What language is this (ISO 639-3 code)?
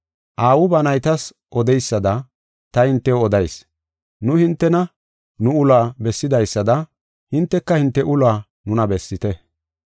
gof